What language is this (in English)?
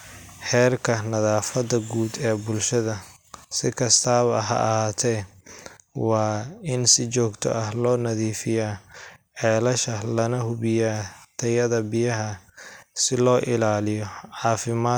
Somali